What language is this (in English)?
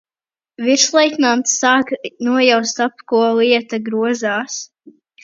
Latvian